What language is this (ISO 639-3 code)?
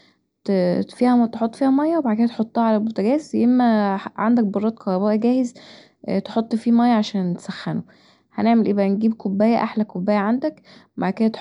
arz